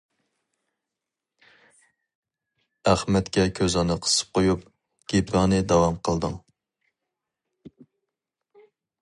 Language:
Uyghur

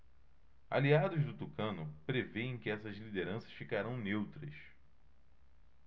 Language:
Portuguese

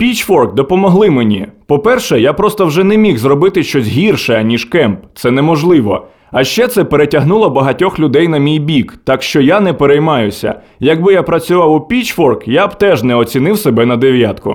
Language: Ukrainian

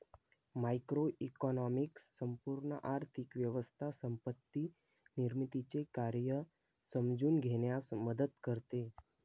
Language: Marathi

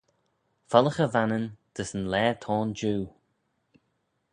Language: Manx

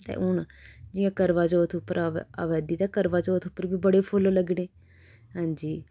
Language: Dogri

